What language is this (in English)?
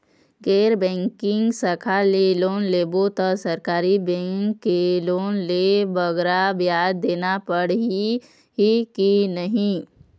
Chhattisgarhi